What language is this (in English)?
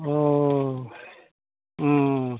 Bodo